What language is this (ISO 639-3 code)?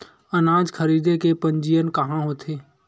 hne